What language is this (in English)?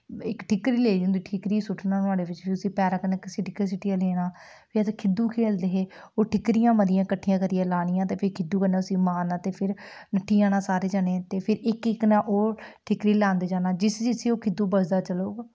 Dogri